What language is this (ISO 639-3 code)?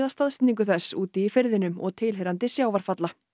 isl